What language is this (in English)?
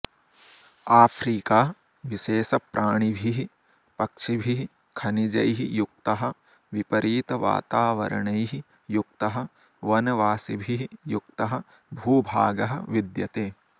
Sanskrit